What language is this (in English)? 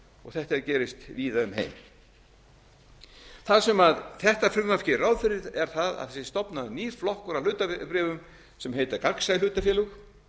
Icelandic